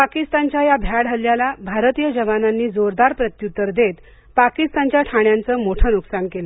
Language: Marathi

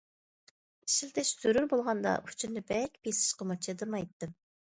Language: Uyghur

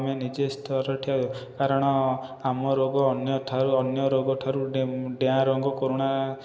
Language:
Odia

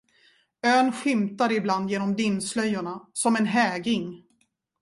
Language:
Swedish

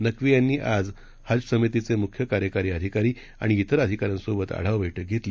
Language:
Marathi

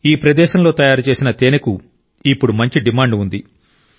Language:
Telugu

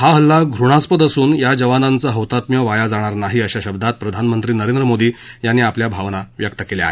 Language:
Marathi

